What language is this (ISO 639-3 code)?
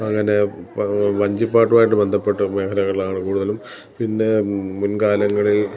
mal